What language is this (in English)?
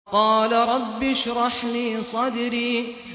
Arabic